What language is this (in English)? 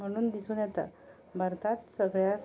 Konkani